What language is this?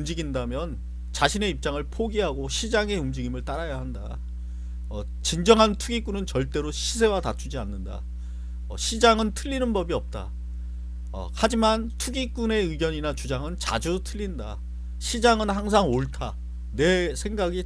Korean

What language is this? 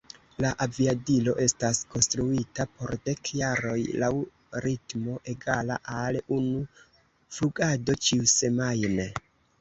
Esperanto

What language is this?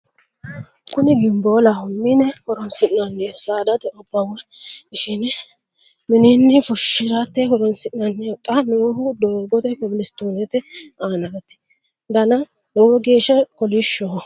Sidamo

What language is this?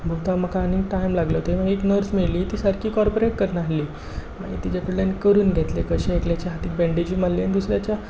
Konkani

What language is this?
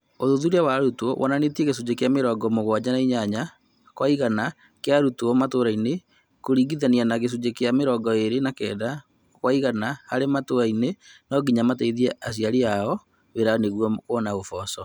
Kikuyu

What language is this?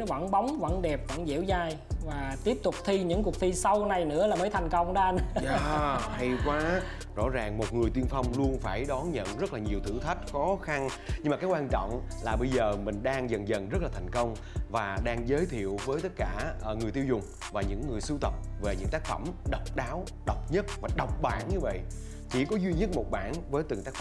Vietnamese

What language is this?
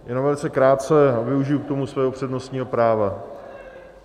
Czech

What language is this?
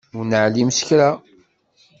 Kabyle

